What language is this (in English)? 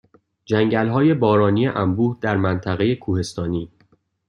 Persian